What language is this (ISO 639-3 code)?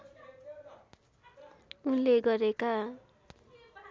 nep